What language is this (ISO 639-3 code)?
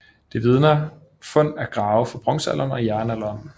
dan